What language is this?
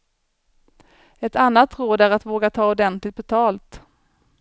Swedish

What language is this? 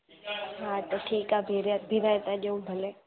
Sindhi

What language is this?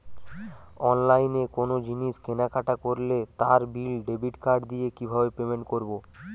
Bangla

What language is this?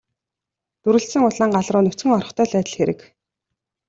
Mongolian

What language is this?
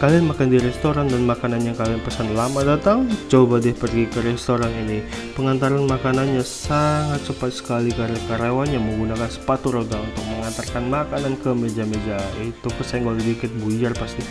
Indonesian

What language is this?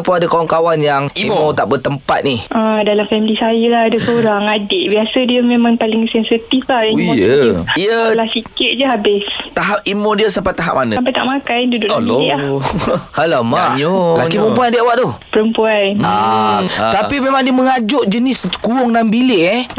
Malay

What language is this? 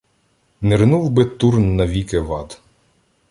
Ukrainian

